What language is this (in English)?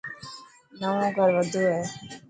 Dhatki